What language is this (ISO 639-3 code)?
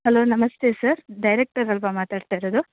kan